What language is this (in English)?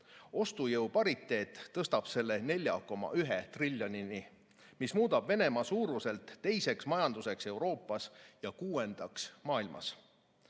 Estonian